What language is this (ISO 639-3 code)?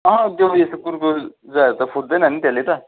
nep